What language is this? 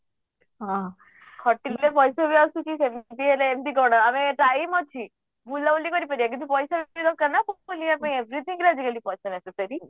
Odia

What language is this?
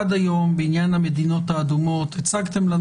Hebrew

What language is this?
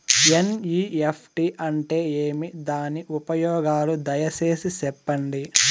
Telugu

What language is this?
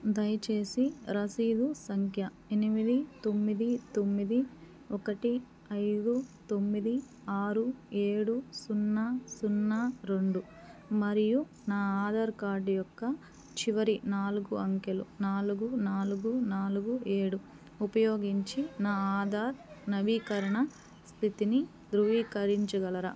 Telugu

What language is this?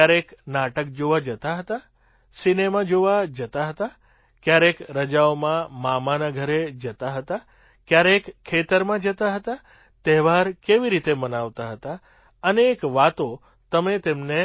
Gujarati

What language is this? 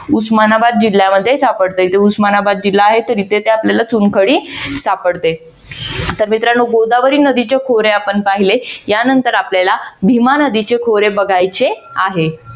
Marathi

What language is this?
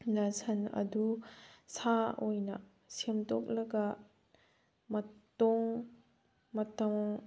Manipuri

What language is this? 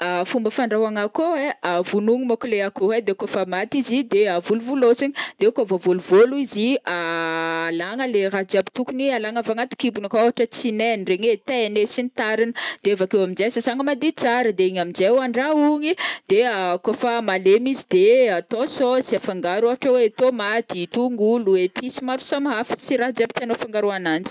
Northern Betsimisaraka Malagasy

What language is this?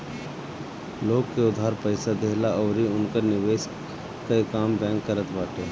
Bhojpuri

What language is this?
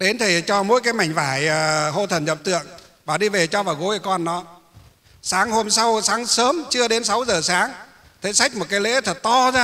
Vietnamese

